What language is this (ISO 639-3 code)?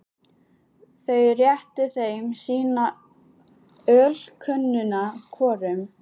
isl